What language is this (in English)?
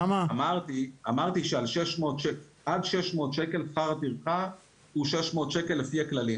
Hebrew